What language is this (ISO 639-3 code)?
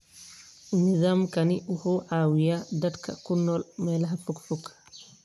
som